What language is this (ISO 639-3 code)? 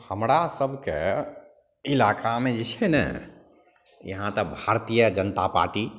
mai